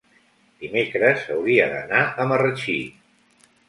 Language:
Catalan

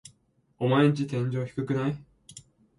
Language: Japanese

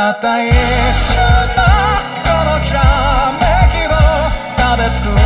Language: Korean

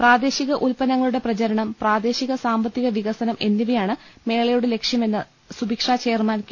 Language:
Malayalam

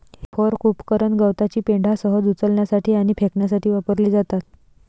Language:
Marathi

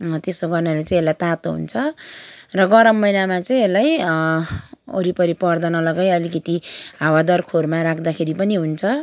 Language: Nepali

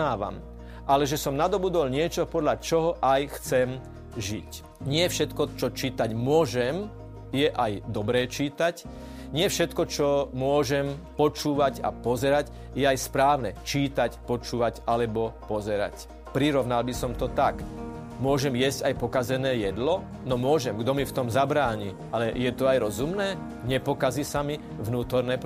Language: Slovak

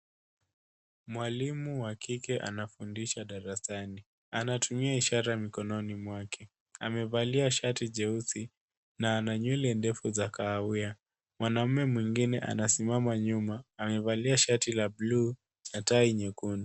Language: Swahili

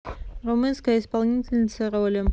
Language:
Russian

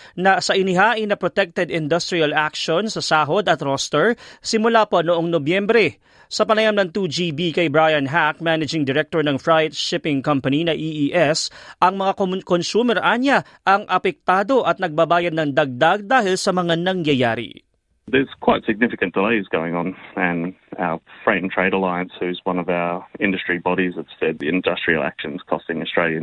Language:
Filipino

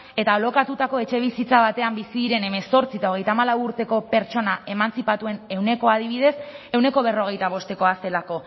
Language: Basque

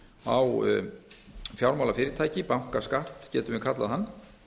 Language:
Icelandic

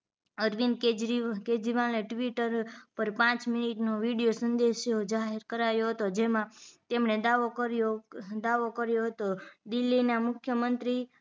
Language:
Gujarati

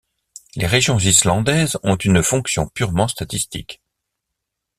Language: French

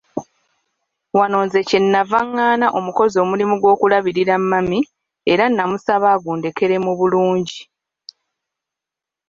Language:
Ganda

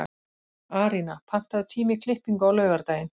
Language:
Icelandic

